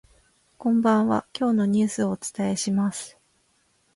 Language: Japanese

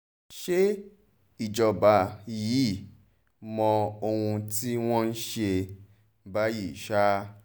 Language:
Yoruba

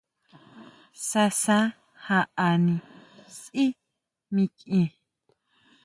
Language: Huautla Mazatec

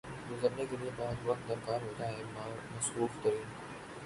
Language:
Urdu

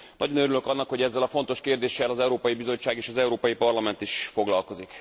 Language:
Hungarian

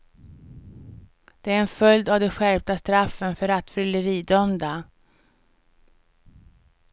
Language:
Swedish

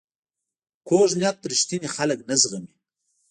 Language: Pashto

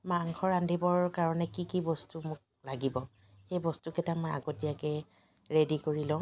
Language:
Assamese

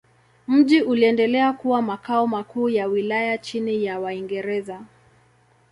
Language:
Swahili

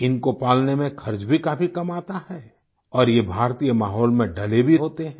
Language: Hindi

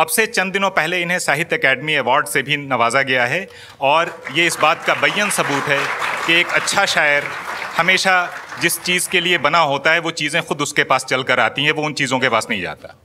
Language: Hindi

